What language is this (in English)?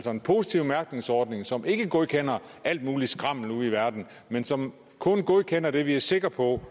Danish